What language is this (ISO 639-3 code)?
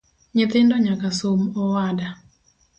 luo